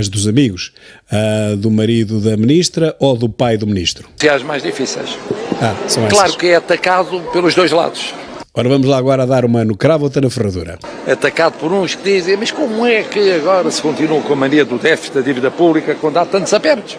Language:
Portuguese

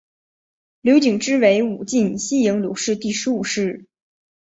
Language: Chinese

